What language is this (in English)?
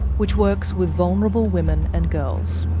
English